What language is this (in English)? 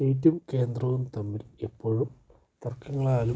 Malayalam